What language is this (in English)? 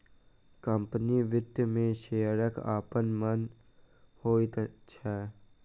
Maithili